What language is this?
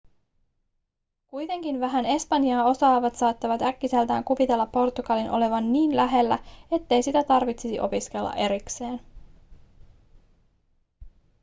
Finnish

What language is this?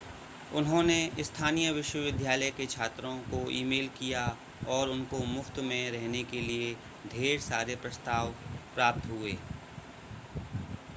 Hindi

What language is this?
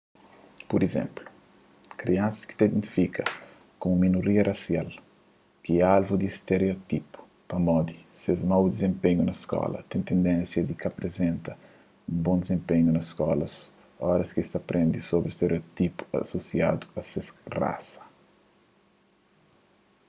Kabuverdianu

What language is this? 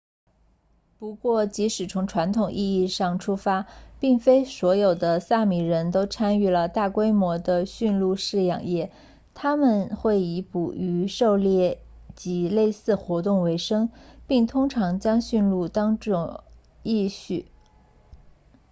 Chinese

